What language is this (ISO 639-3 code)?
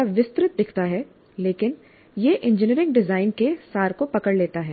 hin